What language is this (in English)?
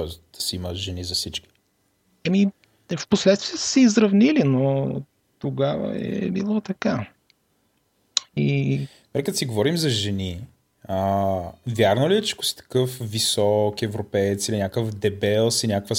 Bulgarian